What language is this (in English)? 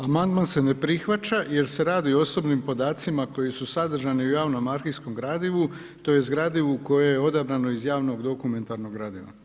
Croatian